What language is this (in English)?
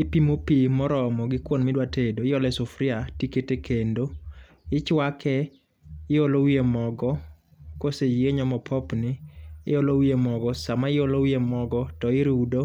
Luo (Kenya and Tanzania)